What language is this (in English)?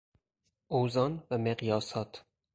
Persian